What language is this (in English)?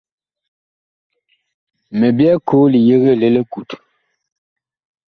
Bakoko